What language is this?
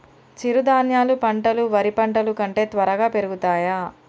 Telugu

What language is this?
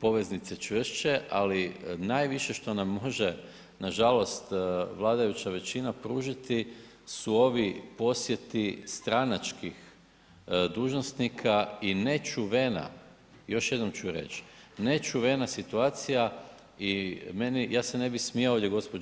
Croatian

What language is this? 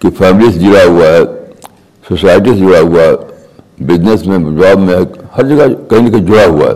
Urdu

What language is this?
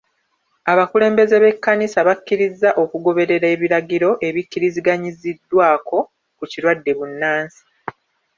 Ganda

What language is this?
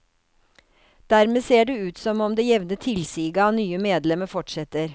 Norwegian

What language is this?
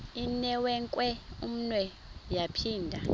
Xhosa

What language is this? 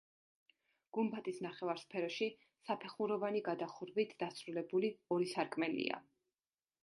Georgian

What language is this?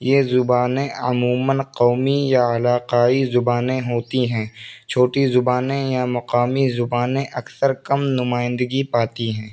Urdu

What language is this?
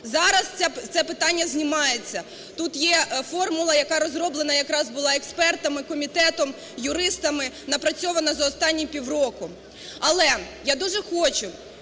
Ukrainian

